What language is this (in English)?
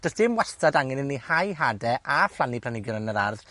Welsh